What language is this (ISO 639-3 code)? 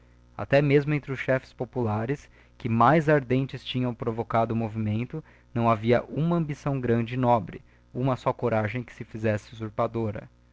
por